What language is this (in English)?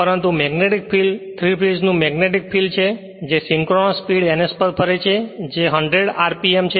Gujarati